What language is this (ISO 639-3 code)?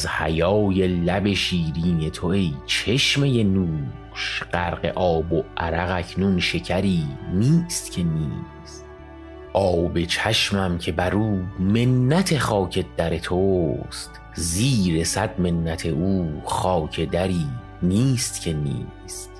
fas